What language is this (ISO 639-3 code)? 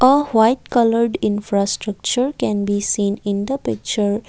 eng